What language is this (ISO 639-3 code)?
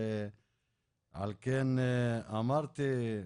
heb